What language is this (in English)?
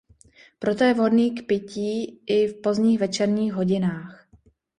Czech